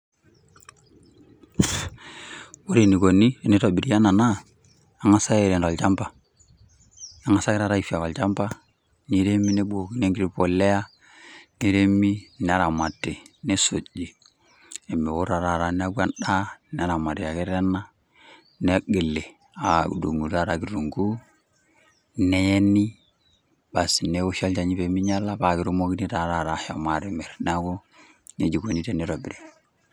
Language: Masai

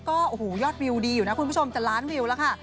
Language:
Thai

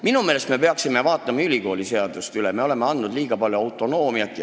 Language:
Estonian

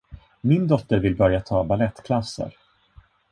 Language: Swedish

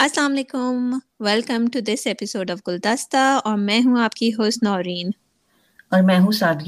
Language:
Urdu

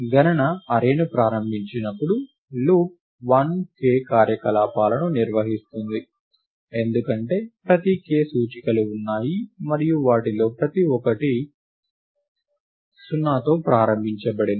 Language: Telugu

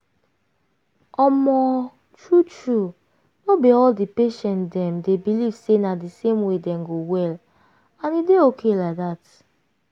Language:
Nigerian Pidgin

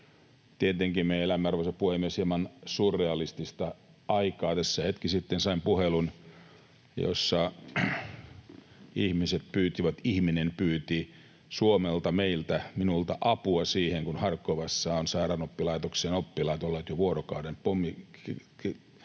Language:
Finnish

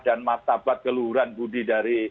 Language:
Indonesian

